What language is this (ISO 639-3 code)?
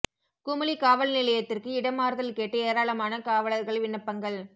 tam